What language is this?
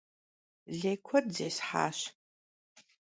Kabardian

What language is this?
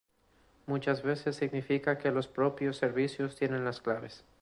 Spanish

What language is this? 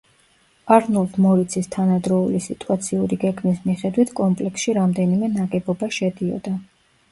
Georgian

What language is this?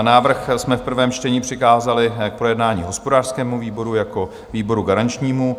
Czech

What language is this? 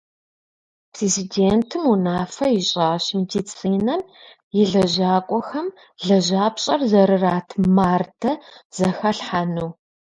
Kabardian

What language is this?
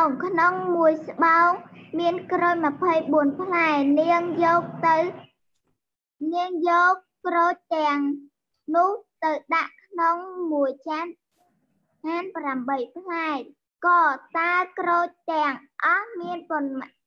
Thai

